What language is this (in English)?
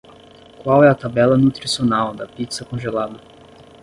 Portuguese